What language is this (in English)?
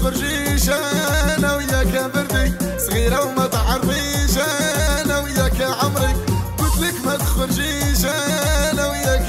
Arabic